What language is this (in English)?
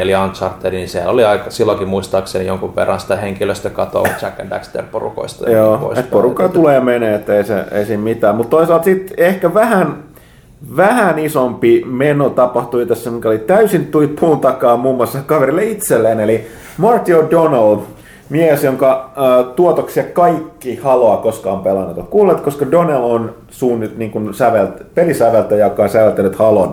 Finnish